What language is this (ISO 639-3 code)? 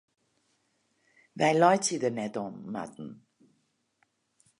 fry